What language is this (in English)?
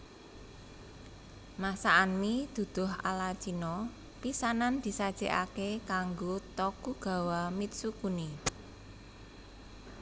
Javanese